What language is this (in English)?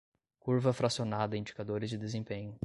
Portuguese